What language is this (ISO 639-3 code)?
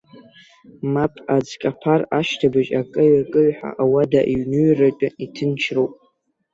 abk